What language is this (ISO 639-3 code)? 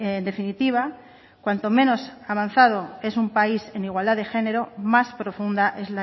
spa